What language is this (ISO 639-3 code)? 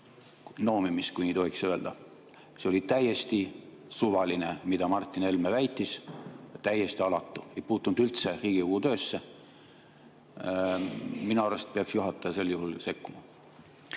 est